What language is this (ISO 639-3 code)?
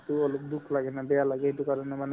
asm